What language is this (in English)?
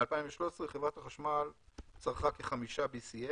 Hebrew